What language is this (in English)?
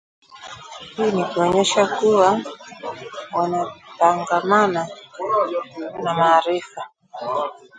Swahili